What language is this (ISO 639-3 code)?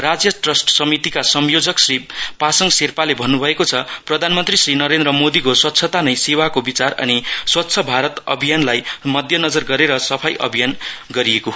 nep